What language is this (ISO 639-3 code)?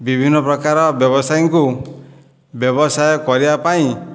ori